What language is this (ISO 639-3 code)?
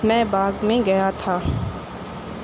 urd